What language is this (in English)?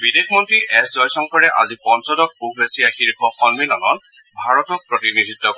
Assamese